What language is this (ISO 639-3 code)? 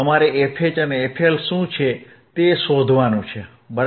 guj